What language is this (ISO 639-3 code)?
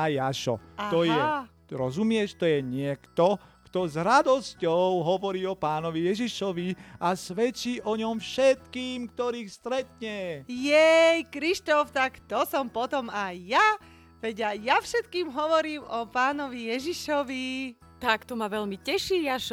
slk